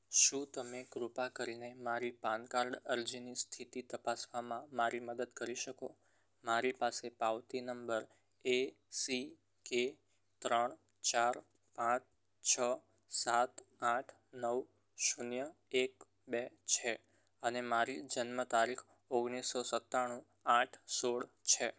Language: Gujarati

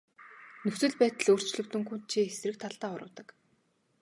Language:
Mongolian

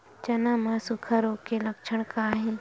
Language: Chhattisgarhi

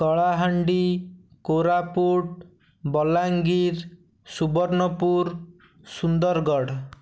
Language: Odia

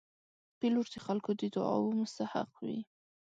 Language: Pashto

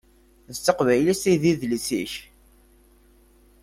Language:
Kabyle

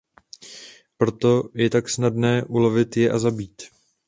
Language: Czech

